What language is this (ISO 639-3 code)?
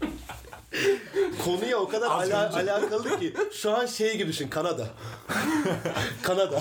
tur